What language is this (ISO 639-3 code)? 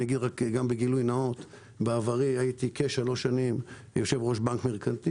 heb